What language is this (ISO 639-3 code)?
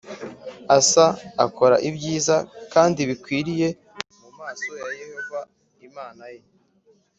kin